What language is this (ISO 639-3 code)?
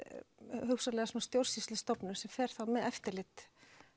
isl